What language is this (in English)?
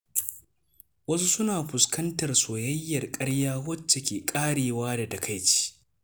Hausa